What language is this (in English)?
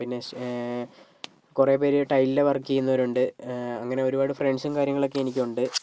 Malayalam